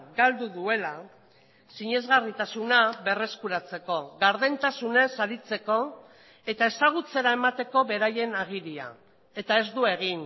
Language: Basque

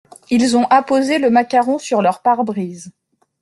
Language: French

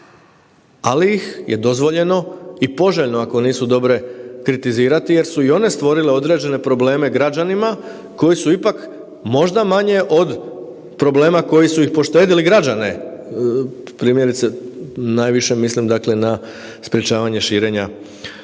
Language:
Croatian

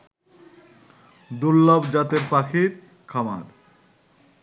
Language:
Bangla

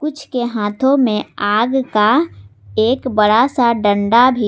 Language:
Hindi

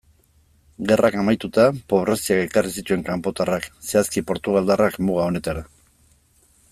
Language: Basque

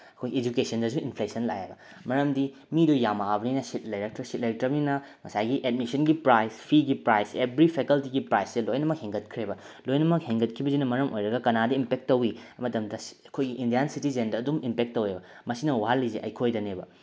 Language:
Manipuri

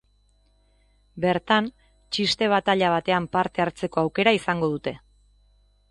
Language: Basque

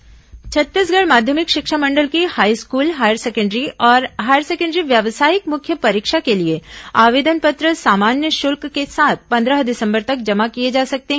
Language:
Hindi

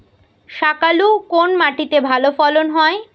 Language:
Bangla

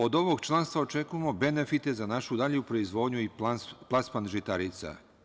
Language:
Serbian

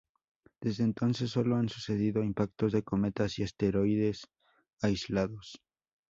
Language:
Spanish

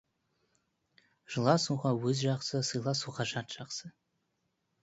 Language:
Kazakh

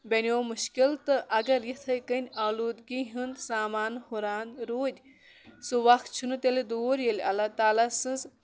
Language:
Kashmiri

